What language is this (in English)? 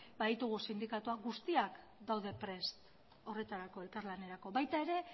Basque